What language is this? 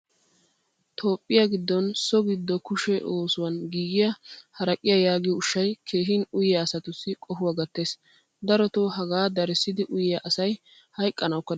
Wolaytta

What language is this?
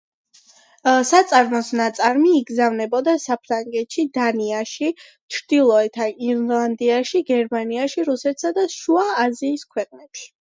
Georgian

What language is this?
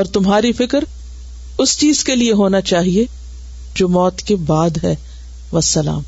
Urdu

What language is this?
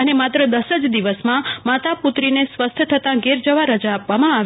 Gujarati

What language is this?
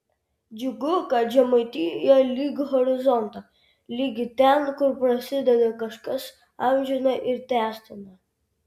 Lithuanian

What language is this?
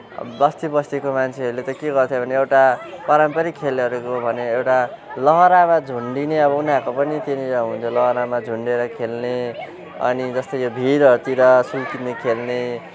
Nepali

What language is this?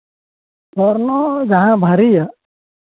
Santali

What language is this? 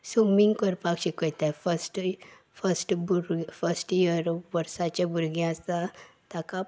Konkani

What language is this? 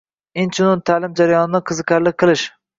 Uzbek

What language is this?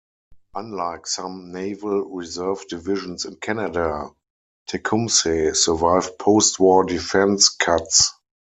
English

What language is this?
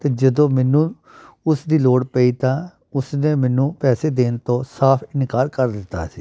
Punjabi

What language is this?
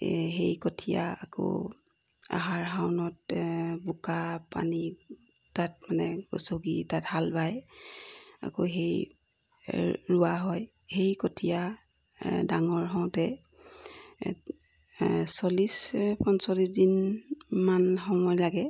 Assamese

